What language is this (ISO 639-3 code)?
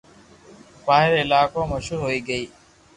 lrk